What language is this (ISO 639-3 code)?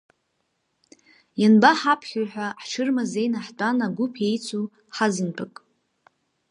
abk